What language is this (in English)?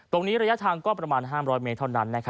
Thai